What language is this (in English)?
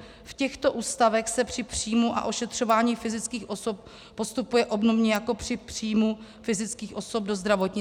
Czech